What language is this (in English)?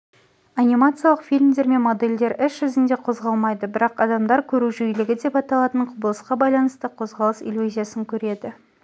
Kazakh